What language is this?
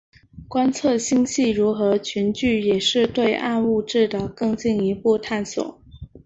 Chinese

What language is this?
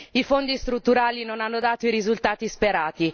Italian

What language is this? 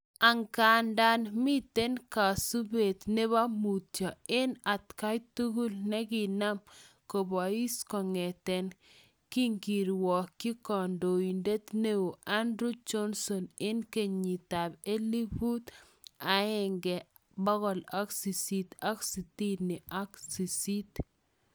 Kalenjin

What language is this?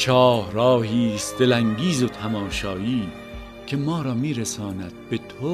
Persian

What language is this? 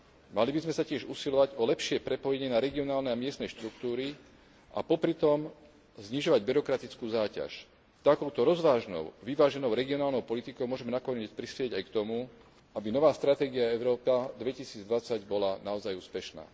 Slovak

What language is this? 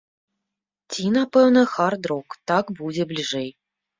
Belarusian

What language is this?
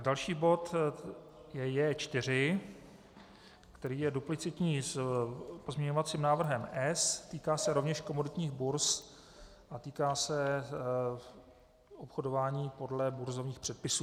Czech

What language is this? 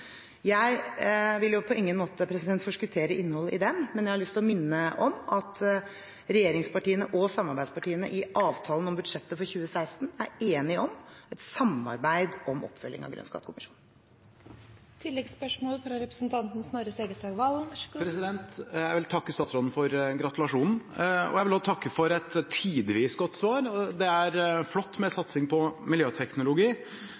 Norwegian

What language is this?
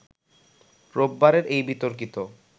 Bangla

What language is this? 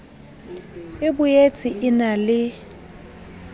Southern Sotho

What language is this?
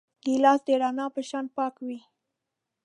Pashto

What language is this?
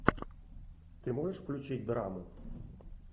Russian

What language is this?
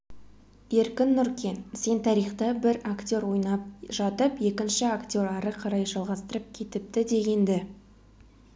Kazakh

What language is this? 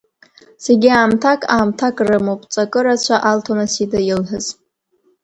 Abkhazian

